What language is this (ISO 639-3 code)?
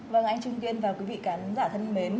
vie